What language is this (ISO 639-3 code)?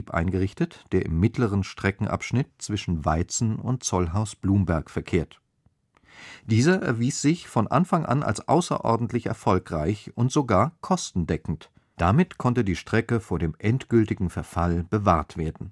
deu